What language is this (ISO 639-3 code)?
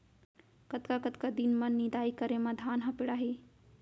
hne